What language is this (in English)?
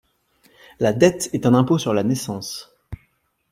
French